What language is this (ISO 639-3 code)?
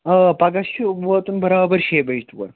kas